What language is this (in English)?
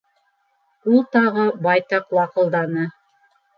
Bashkir